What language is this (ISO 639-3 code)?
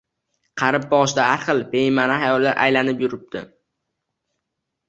uzb